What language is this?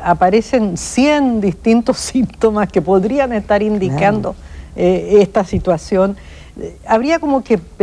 Spanish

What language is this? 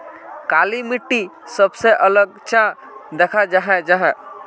Magahi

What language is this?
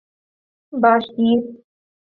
Urdu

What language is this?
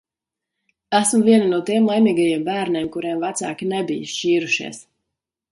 Latvian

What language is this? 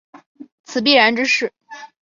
Chinese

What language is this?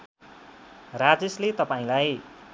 Nepali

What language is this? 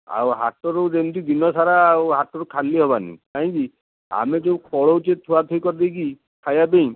Odia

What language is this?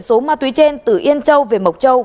Vietnamese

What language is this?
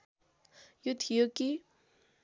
Nepali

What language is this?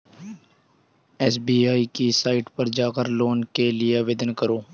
Hindi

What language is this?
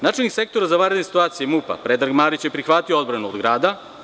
Serbian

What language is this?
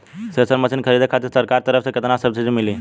Bhojpuri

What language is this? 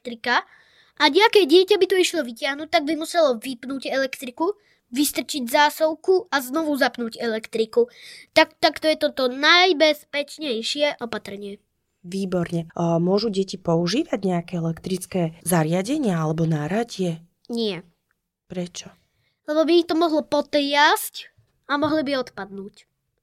Slovak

